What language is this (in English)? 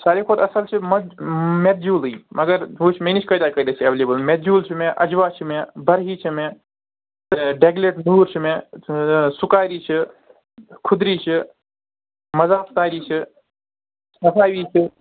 Kashmiri